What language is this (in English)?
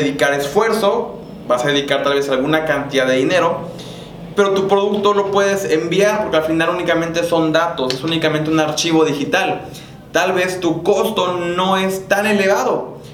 Spanish